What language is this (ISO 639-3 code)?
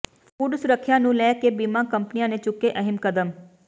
pan